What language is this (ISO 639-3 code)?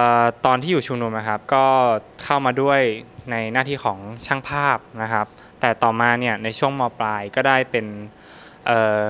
tha